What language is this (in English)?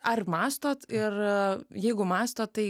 Lithuanian